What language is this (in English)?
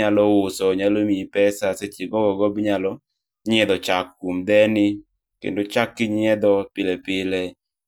Luo (Kenya and Tanzania)